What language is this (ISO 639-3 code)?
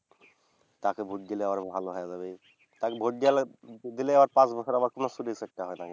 ben